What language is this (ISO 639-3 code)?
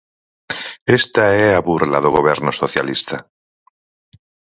glg